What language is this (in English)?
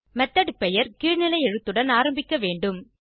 Tamil